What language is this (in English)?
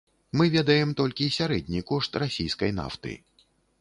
Belarusian